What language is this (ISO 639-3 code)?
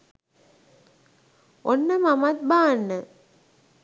sin